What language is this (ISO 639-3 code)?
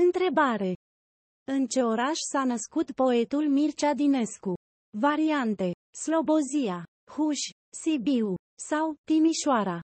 ron